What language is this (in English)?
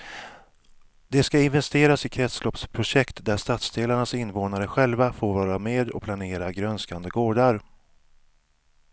Swedish